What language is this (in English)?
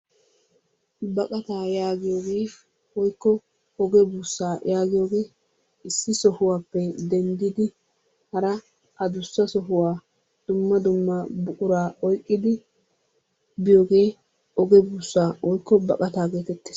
Wolaytta